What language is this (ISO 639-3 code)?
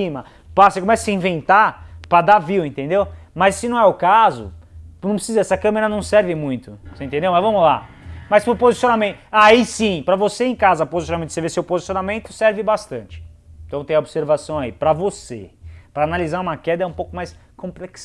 por